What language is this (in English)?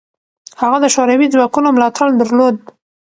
Pashto